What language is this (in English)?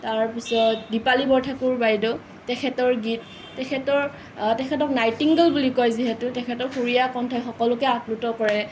Assamese